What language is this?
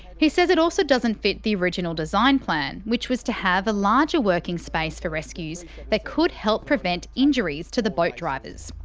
English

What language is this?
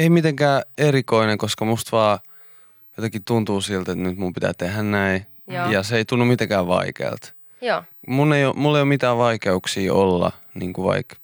Finnish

